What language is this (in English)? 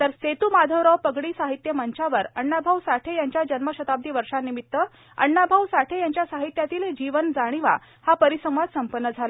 Marathi